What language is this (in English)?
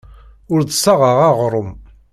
Kabyle